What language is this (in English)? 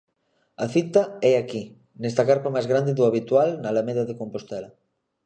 Galician